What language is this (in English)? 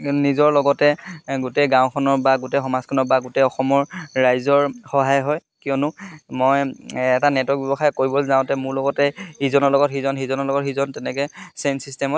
Assamese